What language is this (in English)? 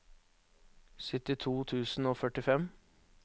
Norwegian